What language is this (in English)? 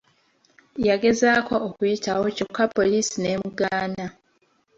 Ganda